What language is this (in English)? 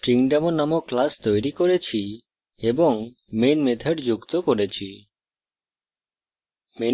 Bangla